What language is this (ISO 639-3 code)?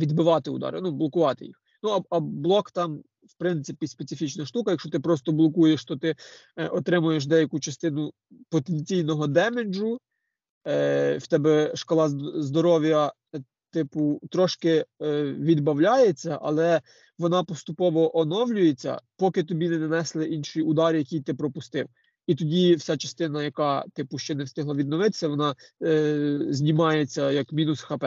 ukr